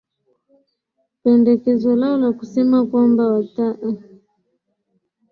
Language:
Swahili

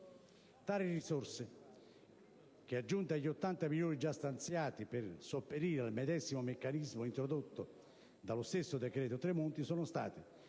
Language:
Italian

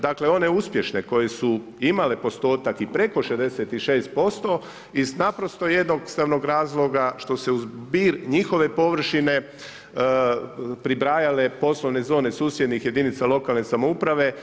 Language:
Croatian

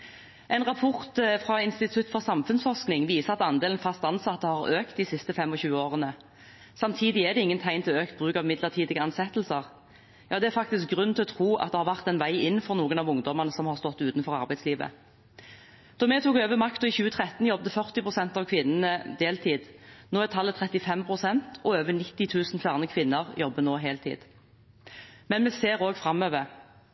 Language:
Norwegian Bokmål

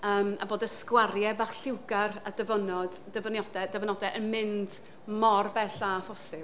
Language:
Welsh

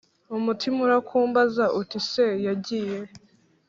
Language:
Kinyarwanda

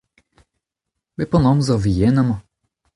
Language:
Breton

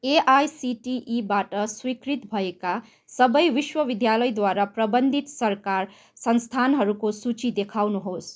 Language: Nepali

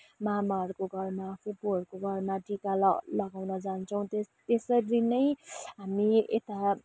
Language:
Nepali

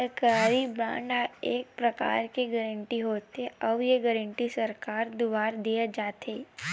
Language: Chhattisgarhi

